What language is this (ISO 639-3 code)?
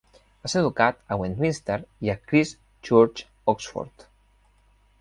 cat